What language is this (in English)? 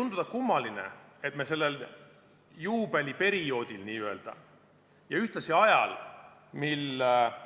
Estonian